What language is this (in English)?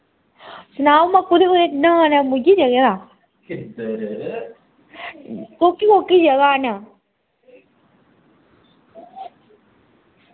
Dogri